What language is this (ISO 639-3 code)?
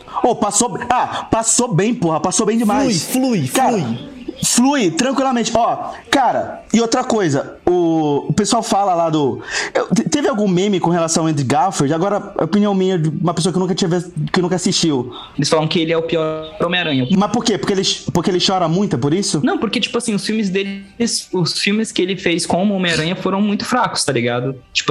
por